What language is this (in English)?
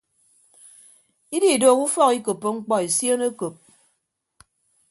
Ibibio